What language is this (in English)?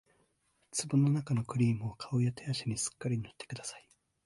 Japanese